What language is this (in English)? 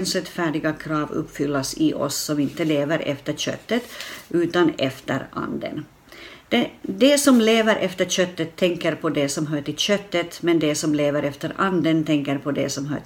Swedish